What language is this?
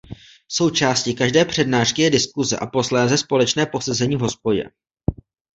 Czech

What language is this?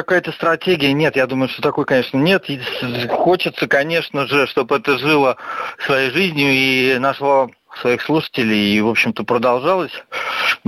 Russian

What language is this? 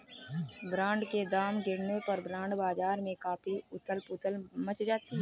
Hindi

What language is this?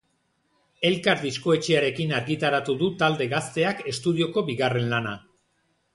Basque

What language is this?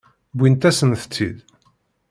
Kabyle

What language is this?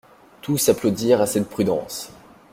French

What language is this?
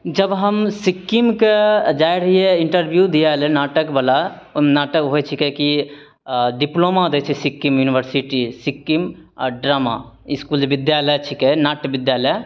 Maithili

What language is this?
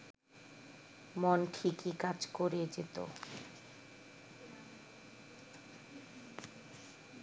Bangla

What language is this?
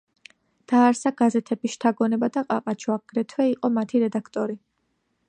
Georgian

